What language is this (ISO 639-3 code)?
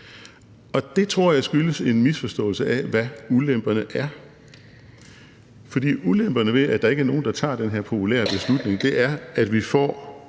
dan